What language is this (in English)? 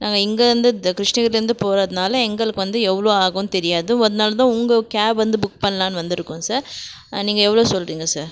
Tamil